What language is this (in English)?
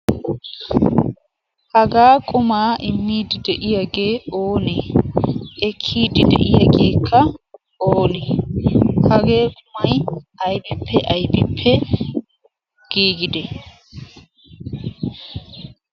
Wolaytta